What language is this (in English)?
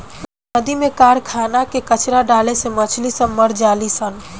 Bhojpuri